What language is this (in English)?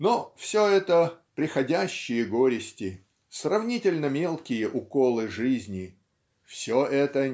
Russian